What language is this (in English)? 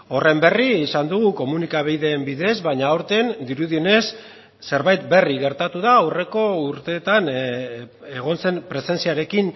Basque